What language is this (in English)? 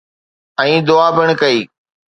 Sindhi